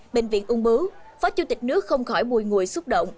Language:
Vietnamese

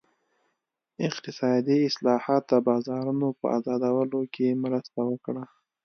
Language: Pashto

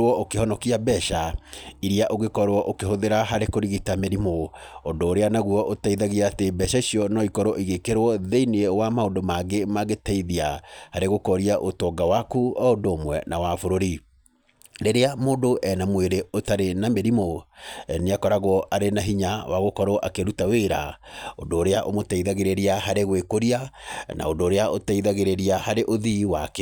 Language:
Kikuyu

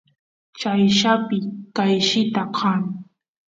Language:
Santiago del Estero Quichua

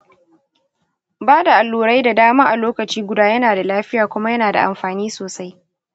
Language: Hausa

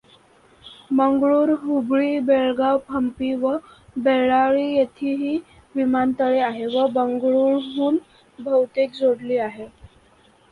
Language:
Marathi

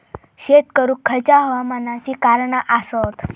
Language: Marathi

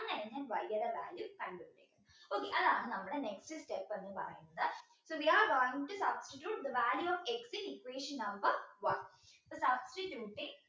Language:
Malayalam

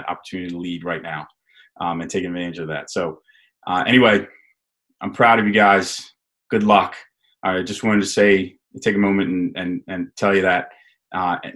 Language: English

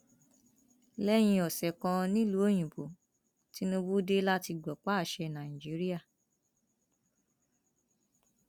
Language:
Yoruba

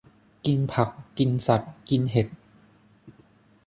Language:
Thai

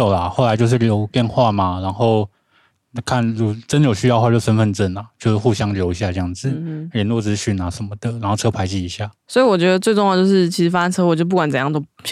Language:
Chinese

